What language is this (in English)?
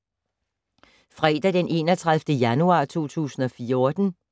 Danish